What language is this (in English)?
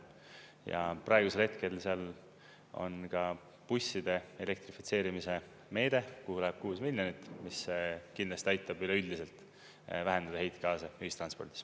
Estonian